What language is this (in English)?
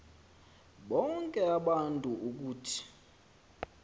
Xhosa